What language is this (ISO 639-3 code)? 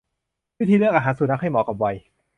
tha